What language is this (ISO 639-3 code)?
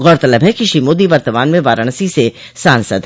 hin